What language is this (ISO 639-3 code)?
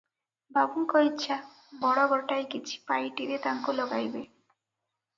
ori